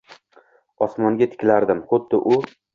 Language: Uzbek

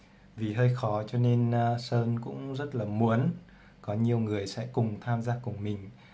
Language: Vietnamese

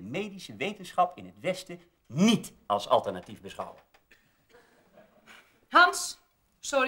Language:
Dutch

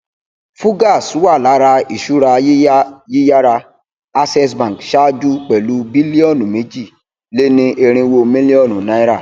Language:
Yoruba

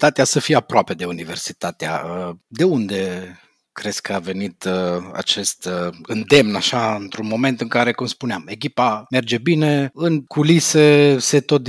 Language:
Romanian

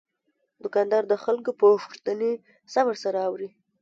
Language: Pashto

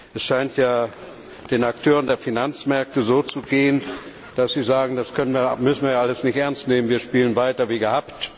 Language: German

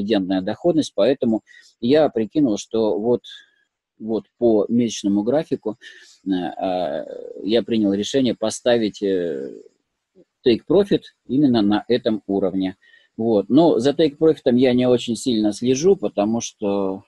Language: Russian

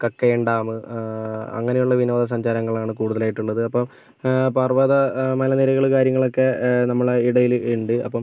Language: Malayalam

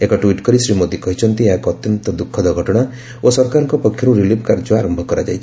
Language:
Odia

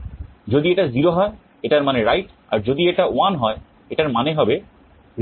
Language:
Bangla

